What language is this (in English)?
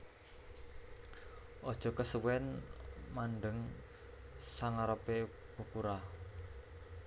Javanese